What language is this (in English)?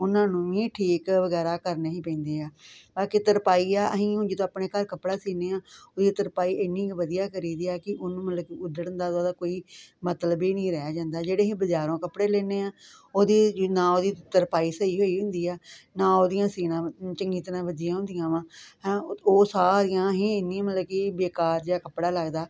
Punjabi